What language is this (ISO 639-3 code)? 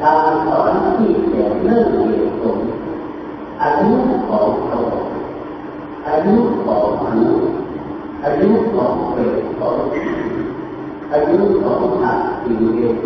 tha